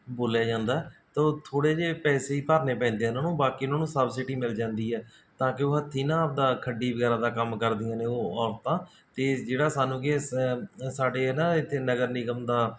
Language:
Punjabi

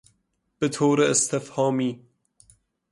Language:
Persian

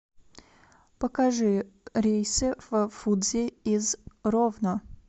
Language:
Russian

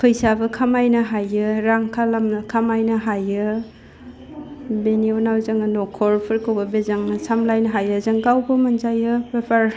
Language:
Bodo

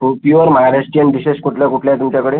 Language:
Marathi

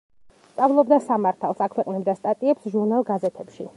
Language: Georgian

